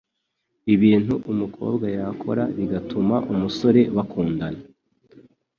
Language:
Kinyarwanda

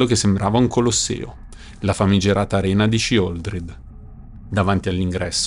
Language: Italian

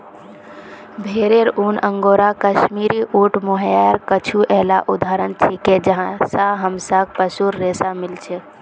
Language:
Magahi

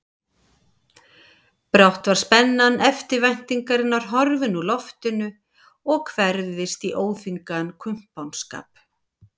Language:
Icelandic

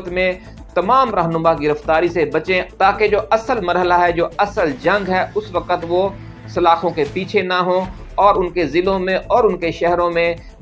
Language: Urdu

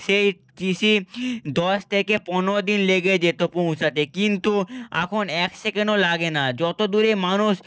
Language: Bangla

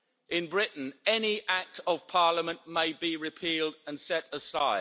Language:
English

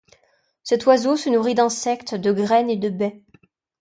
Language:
French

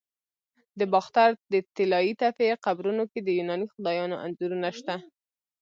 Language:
Pashto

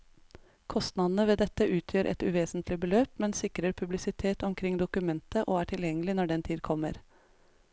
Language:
Norwegian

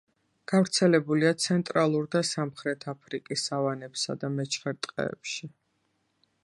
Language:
Georgian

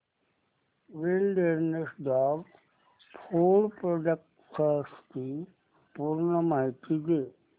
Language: Marathi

